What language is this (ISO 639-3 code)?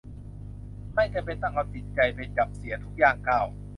tha